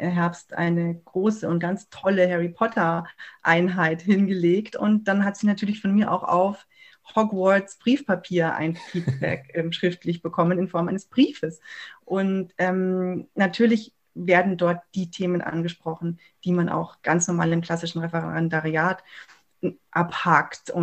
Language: German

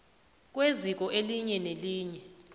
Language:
South Ndebele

